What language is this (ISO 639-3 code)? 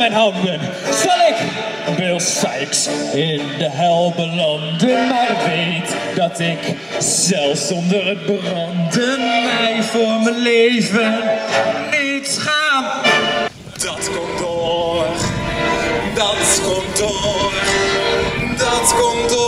nld